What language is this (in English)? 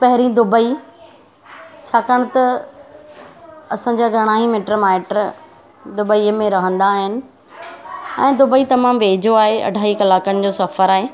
Sindhi